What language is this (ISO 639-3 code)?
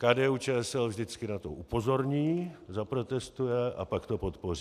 ces